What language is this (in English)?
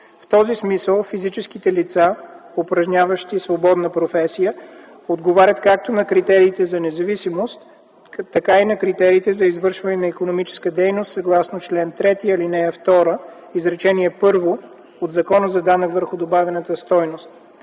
Bulgarian